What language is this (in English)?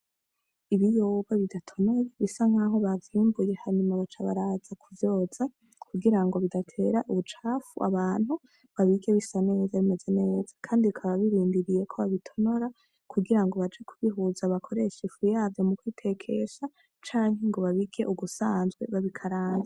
Rundi